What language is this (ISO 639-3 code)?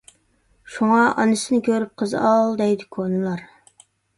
uig